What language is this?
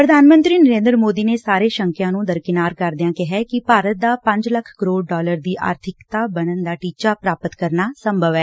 Punjabi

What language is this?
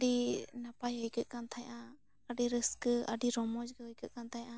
Santali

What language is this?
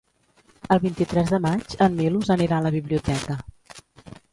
Catalan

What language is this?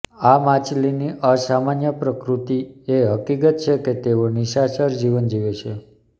Gujarati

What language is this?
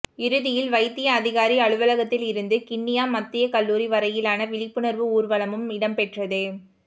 Tamil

